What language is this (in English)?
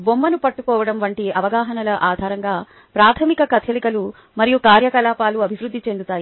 Telugu